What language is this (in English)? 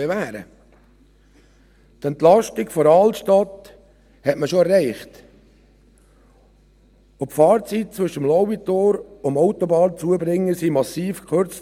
Swiss German